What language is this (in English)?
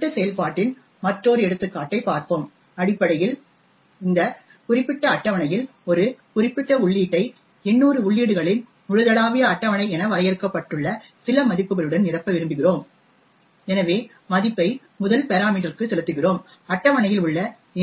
Tamil